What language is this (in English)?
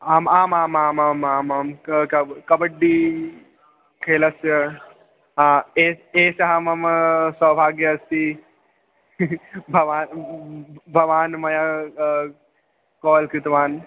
Sanskrit